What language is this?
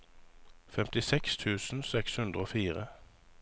Norwegian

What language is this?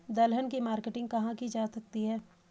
Hindi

